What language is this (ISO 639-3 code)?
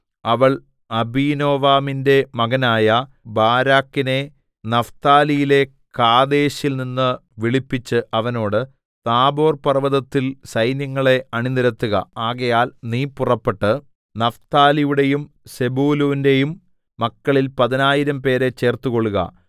mal